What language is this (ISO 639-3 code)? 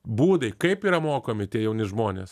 lit